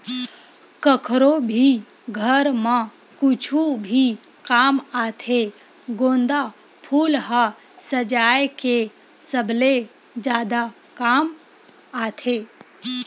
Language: Chhattisgarhi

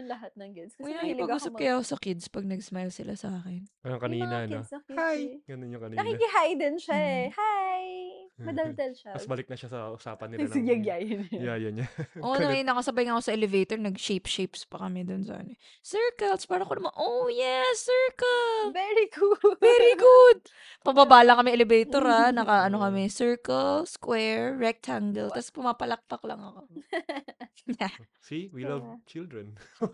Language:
Filipino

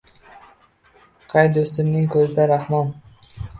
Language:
Uzbek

